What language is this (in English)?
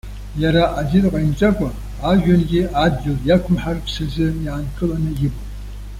Abkhazian